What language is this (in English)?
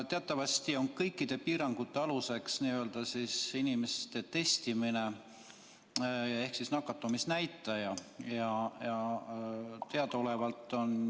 Estonian